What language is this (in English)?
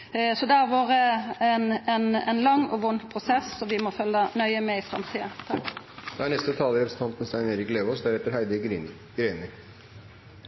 Norwegian